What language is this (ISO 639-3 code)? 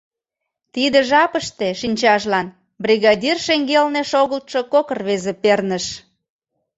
chm